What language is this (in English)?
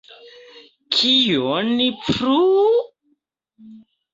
Esperanto